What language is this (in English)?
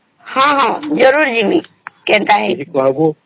Odia